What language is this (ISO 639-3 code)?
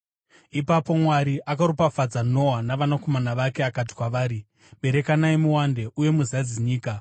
sna